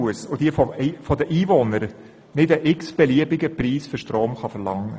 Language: Swiss German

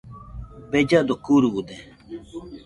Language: Nüpode Huitoto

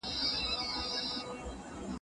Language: Pashto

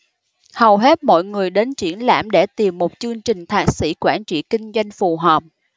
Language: Vietnamese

